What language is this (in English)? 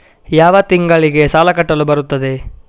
Kannada